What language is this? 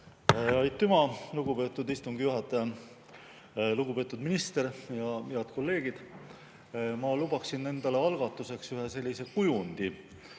Estonian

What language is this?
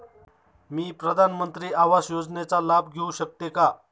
Marathi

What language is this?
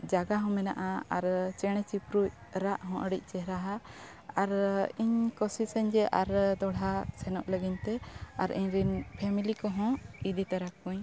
Santali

